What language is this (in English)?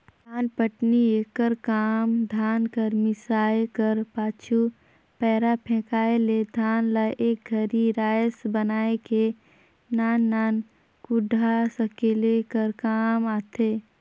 Chhattisgarhi